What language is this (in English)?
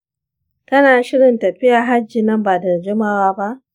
Hausa